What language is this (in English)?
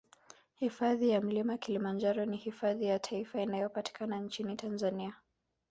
Swahili